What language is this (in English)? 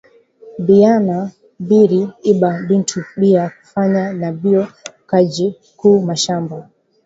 Swahili